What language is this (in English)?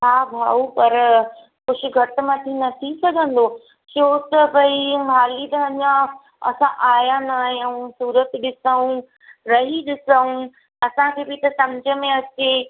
Sindhi